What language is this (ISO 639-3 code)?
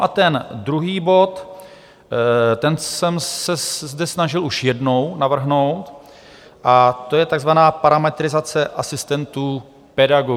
ces